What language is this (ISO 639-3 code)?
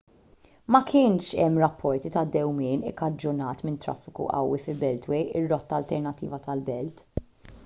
mlt